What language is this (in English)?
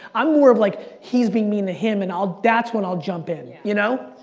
English